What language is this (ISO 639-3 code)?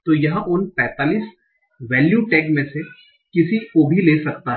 hin